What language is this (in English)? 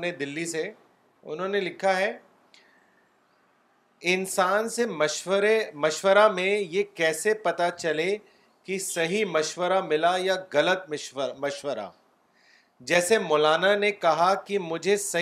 Urdu